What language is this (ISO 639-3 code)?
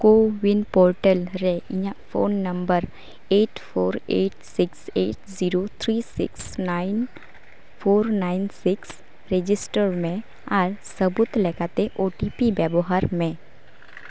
sat